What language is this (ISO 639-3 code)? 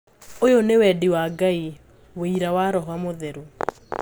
kik